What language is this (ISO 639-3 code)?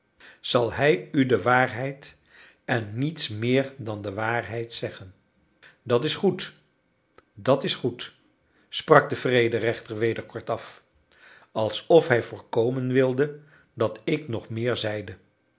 nld